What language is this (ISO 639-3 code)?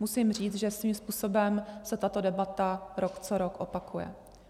ces